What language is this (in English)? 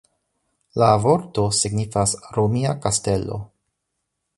Esperanto